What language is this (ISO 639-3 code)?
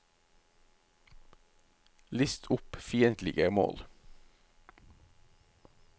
nor